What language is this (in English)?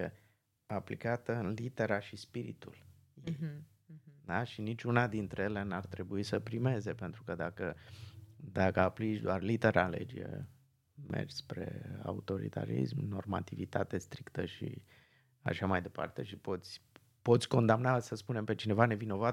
Romanian